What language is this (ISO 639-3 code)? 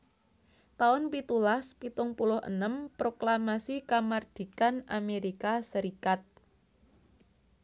jav